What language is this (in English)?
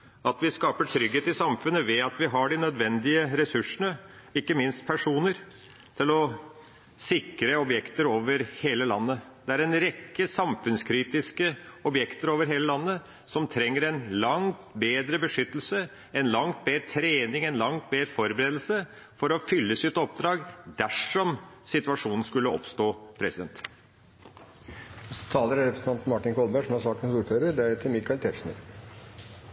Norwegian Bokmål